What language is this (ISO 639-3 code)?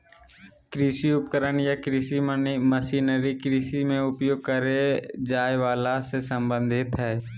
mag